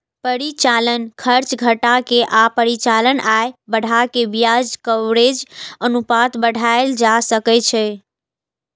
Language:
Maithili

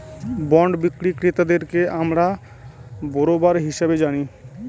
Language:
Bangla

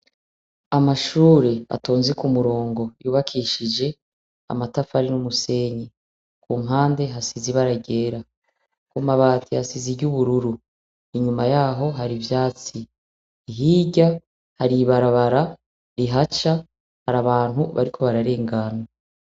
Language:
Rundi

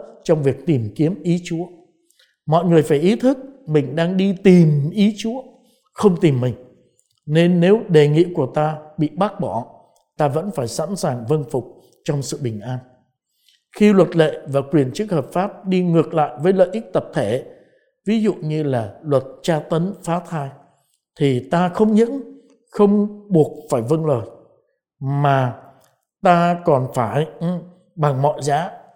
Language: Vietnamese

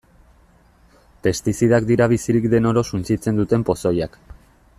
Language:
Basque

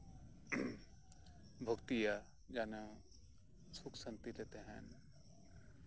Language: Santali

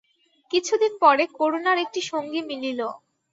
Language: Bangla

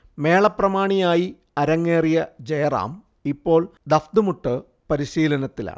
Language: Malayalam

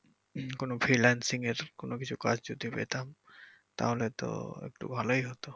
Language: Bangla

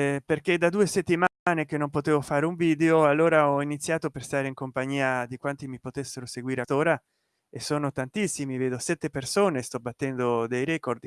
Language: Italian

